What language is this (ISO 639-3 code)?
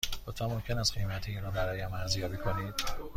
fas